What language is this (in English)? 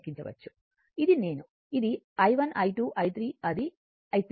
Telugu